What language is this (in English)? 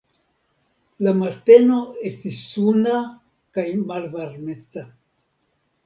Esperanto